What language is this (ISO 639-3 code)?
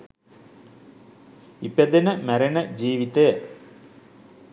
sin